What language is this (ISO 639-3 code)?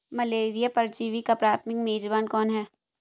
hin